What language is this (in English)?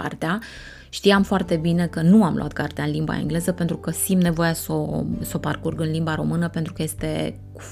Romanian